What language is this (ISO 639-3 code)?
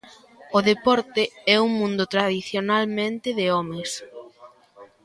glg